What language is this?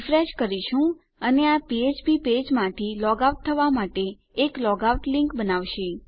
Gujarati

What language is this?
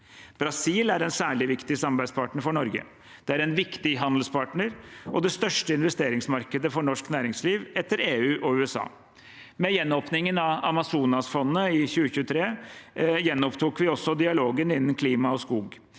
Norwegian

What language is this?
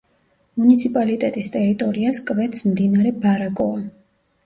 Georgian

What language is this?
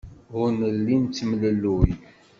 Kabyle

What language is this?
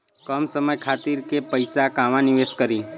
Bhojpuri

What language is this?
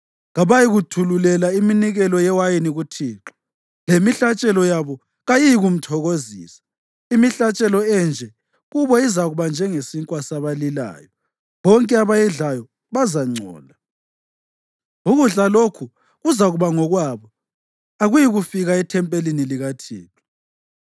North Ndebele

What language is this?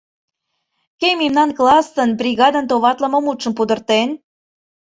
Mari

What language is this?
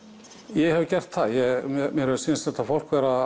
Icelandic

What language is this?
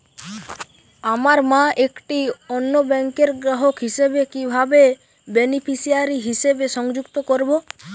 Bangla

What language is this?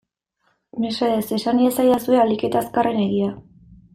Basque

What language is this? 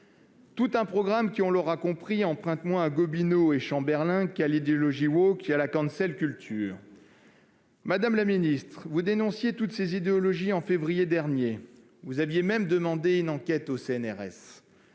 French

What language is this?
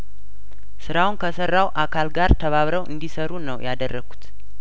Amharic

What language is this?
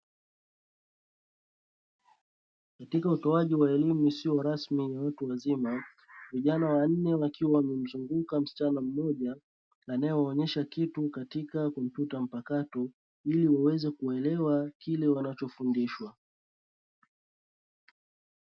Swahili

